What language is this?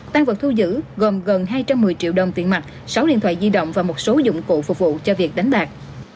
Vietnamese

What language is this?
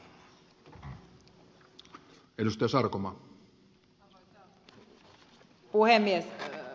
Finnish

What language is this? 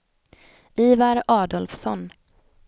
Swedish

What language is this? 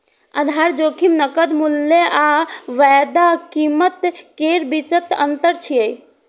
Maithili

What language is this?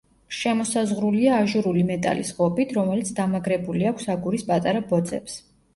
Georgian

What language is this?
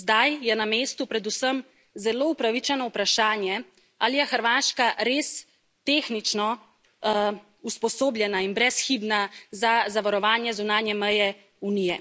Slovenian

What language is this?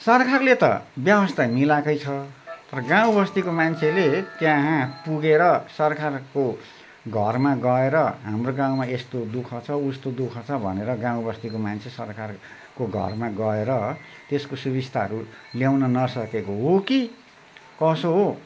Nepali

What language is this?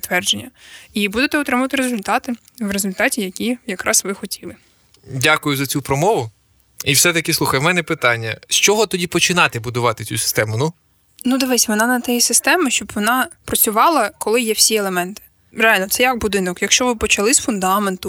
Ukrainian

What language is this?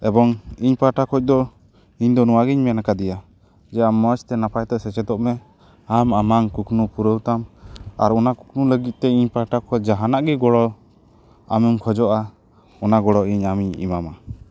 Santali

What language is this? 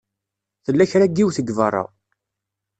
Kabyle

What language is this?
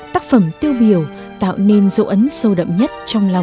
Vietnamese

